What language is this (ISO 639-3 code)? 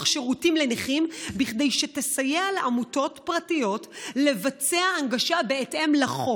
heb